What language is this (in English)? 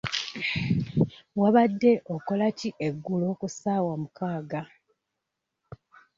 Ganda